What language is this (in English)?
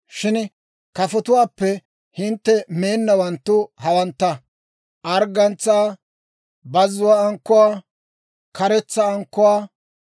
Dawro